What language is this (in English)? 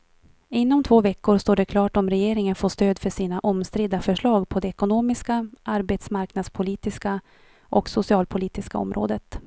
Swedish